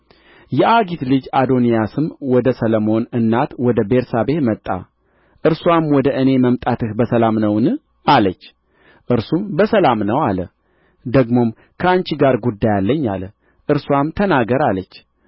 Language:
Amharic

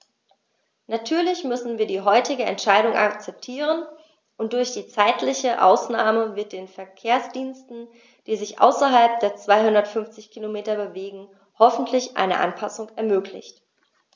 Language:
German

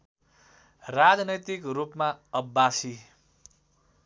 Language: Nepali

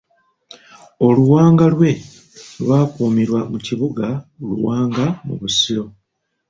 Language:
Ganda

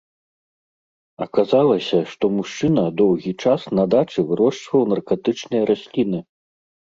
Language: Belarusian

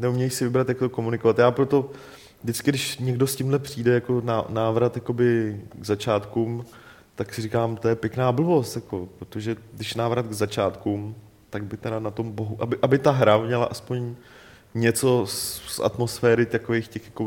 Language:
Czech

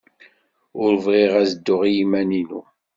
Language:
Kabyle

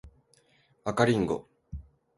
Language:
Japanese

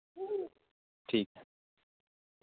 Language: Dogri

